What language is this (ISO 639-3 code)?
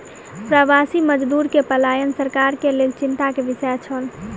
mai